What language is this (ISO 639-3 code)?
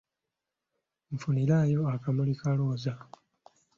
lug